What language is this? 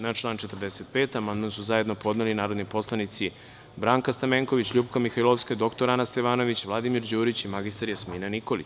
Serbian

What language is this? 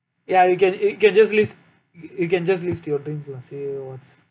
English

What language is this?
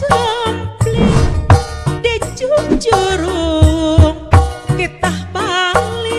Indonesian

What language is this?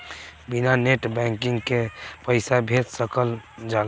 Bhojpuri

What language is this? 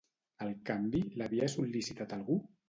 Catalan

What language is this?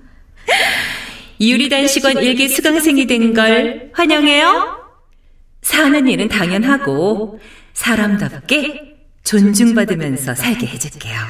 Korean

